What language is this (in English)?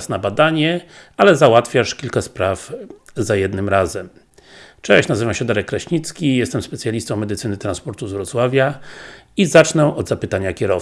Polish